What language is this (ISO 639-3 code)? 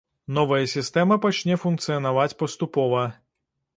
bel